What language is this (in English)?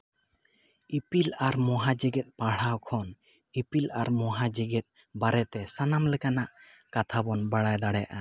Santali